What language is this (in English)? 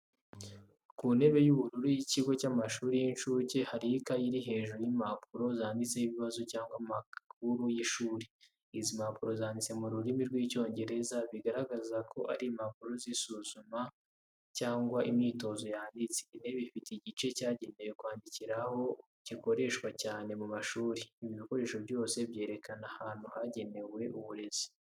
Kinyarwanda